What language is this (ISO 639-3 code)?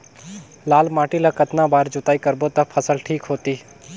hne